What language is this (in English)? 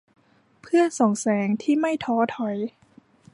Thai